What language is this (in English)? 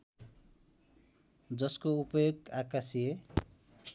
Nepali